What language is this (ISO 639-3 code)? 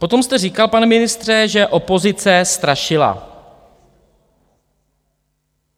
ces